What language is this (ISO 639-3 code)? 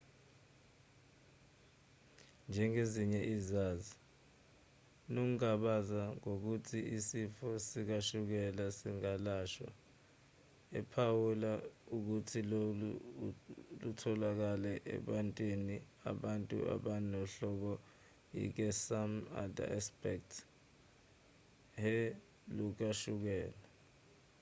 zul